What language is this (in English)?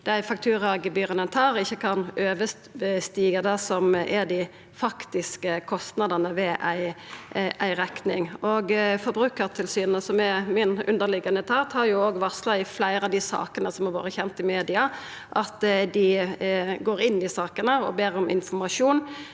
Norwegian